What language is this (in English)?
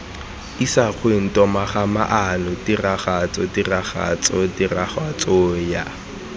Tswana